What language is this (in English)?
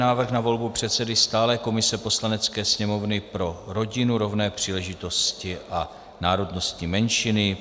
Czech